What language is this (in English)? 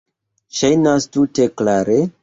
Esperanto